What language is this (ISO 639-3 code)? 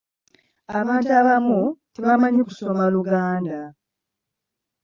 lug